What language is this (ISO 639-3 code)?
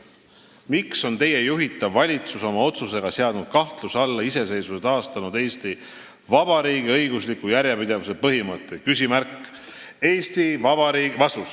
est